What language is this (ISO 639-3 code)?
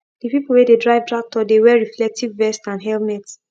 pcm